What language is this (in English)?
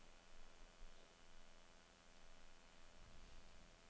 Danish